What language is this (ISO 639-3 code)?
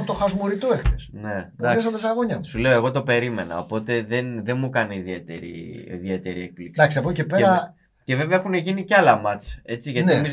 ell